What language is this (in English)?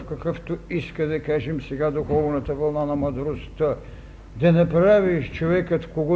Bulgarian